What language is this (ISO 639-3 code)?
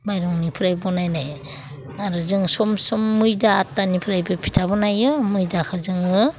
brx